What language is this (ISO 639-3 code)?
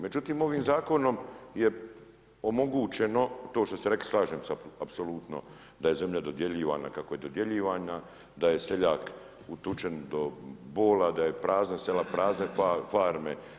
hrv